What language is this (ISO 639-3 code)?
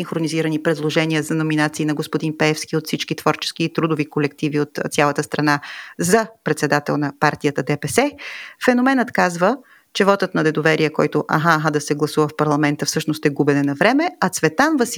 bul